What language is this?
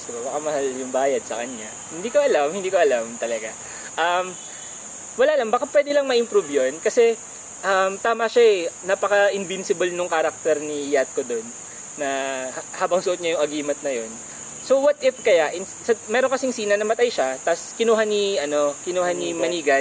Filipino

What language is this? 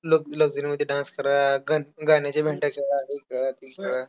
Marathi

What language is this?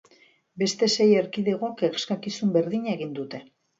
Basque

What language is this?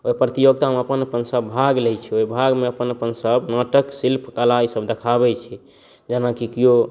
Maithili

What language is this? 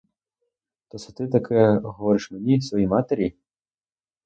Ukrainian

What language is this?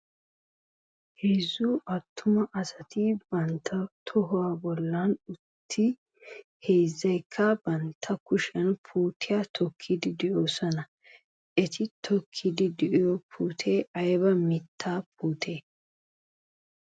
Wolaytta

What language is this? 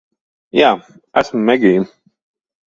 Latvian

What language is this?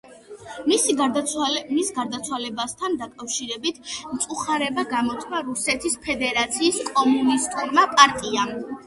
Georgian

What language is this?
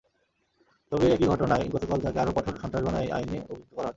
Bangla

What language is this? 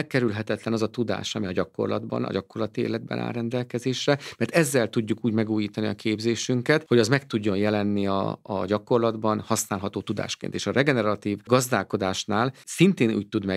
Hungarian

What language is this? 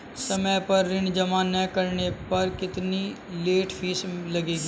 Hindi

